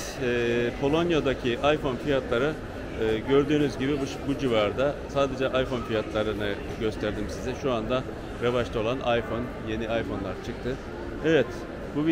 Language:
Turkish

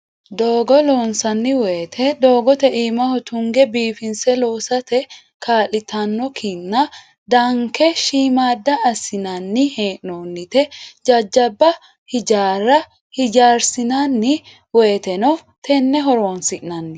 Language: Sidamo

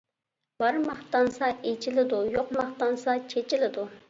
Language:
Uyghur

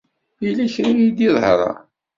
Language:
Kabyle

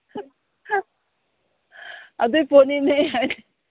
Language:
Manipuri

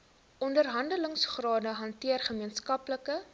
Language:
Afrikaans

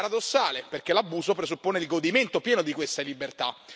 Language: Italian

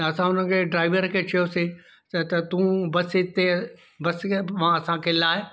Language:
Sindhi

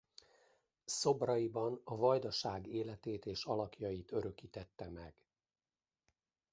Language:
Hungarian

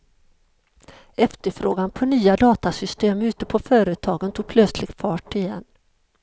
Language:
Swedish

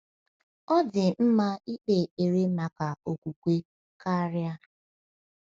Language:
Igbo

